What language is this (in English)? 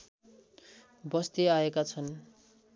Nepali